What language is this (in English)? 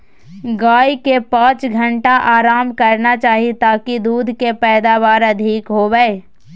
Magahi